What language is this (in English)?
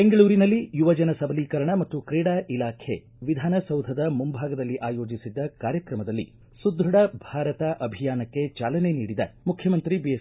Kannada